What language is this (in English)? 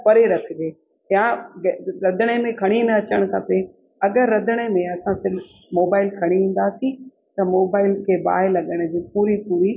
Sindhi